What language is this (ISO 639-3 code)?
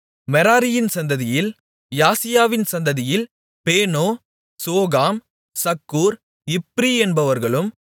tam